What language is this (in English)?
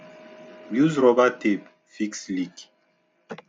Nigerian Pidgin